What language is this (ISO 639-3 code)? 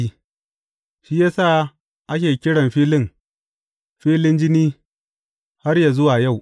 hau